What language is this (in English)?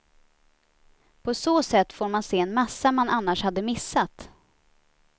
Swedish